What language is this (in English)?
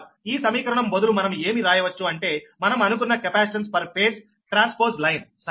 Telugu